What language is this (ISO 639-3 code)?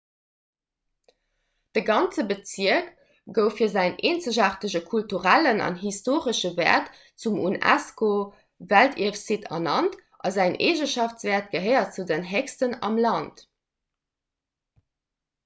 ltz